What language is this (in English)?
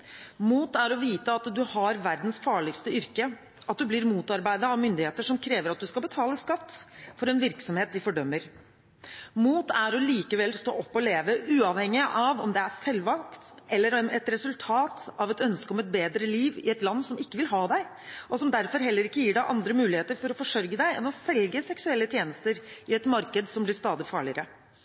Norwegian Bokmål